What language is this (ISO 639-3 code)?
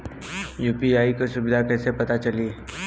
bho